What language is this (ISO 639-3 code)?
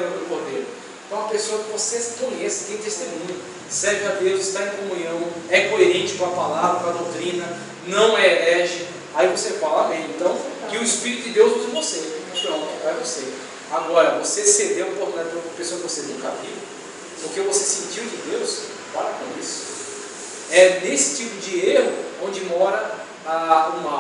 por